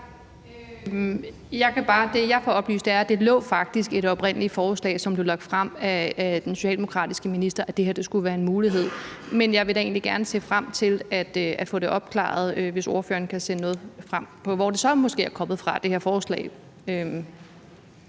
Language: Danish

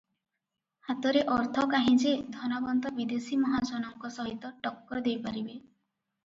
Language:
Odia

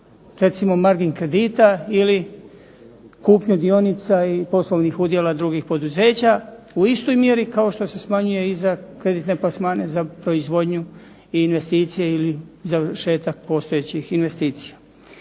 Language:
Croatian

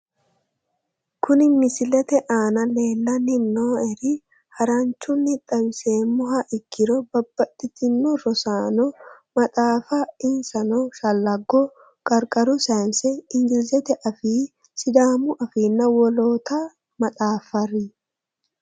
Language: Sidamo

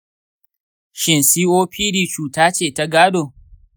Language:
Hausa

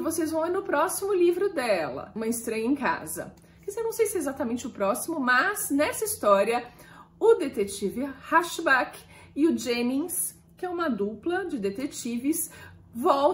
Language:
Portuguese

